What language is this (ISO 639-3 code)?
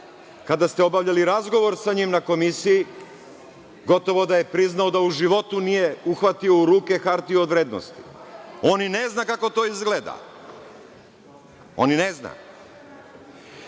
srp